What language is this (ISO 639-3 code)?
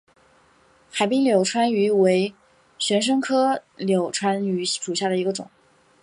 zho